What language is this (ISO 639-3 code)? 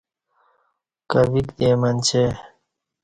bsh